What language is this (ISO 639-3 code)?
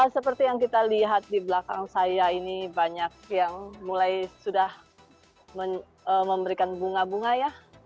ind